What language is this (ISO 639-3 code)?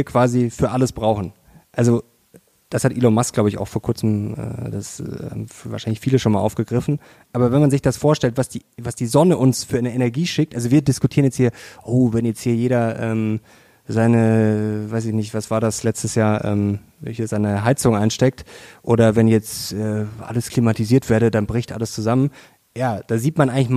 deu